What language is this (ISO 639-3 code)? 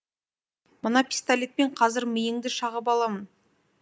kaz